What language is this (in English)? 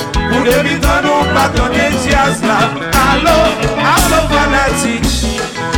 French